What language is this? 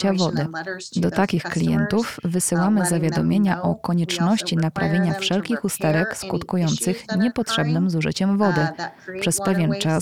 Polish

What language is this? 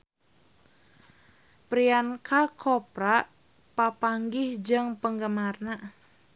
Sundanese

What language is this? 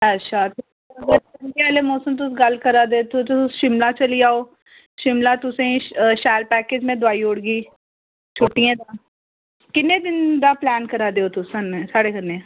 Dogri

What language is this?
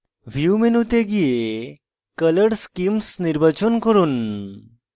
Bangla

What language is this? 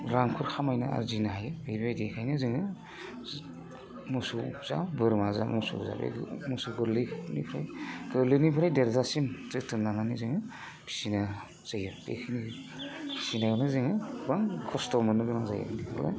Bodo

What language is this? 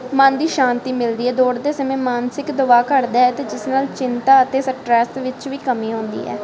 Punjabi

